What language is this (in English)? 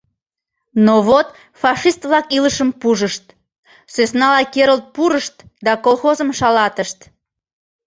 Mari